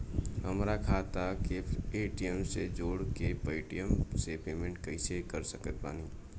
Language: Bhojpuri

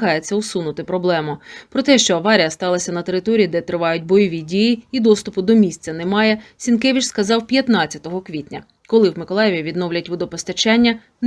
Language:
Ukrainian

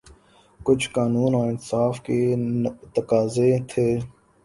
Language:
Urdu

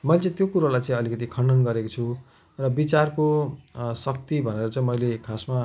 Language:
Nepali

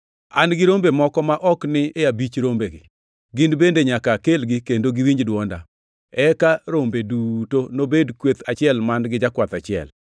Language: Luo (Kenya and Tanzania)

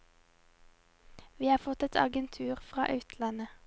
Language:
Norwegian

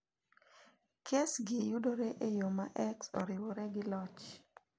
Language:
Luo (Kenya and Tanzania)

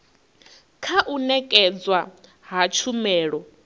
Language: Venda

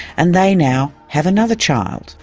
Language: English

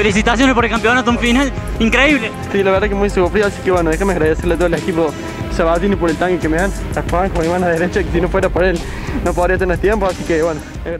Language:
Spanish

